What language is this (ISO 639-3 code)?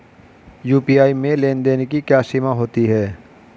hin